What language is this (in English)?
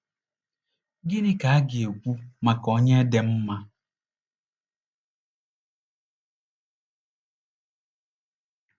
Igbo